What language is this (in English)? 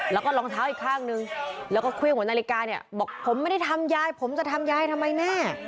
Thai